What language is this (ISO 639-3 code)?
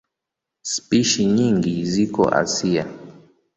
swa